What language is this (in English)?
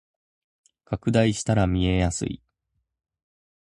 Japanese